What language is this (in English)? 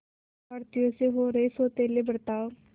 Hindi